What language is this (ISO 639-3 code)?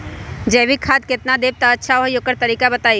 mag